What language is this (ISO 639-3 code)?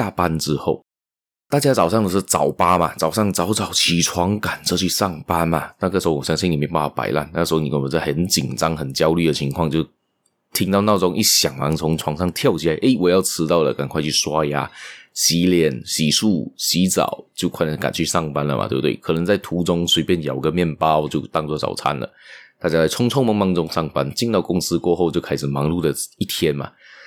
zho